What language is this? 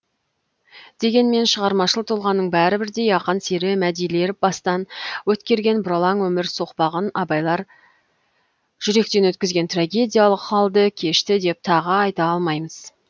Kazakh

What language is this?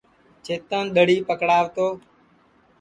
Sansi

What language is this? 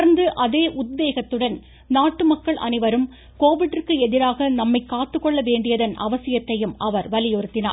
Tamil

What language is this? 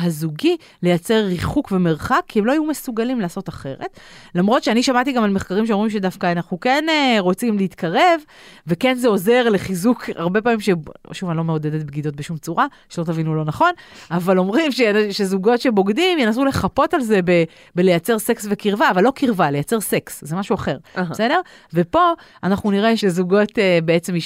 Hebrew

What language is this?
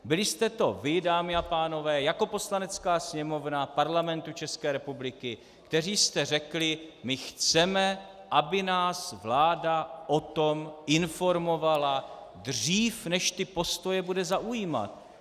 Czech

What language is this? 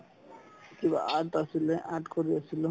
Assamese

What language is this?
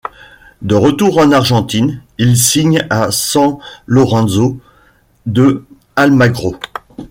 French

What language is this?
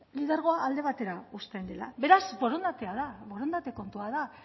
Basque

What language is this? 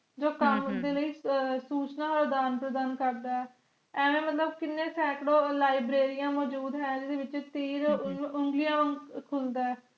Punjabi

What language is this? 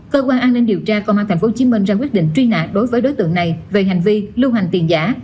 Vietnamese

